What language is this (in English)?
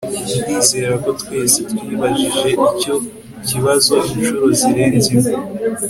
Kinyarwanda